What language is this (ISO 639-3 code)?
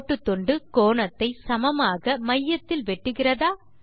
tam